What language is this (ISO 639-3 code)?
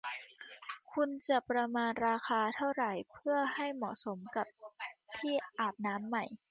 tha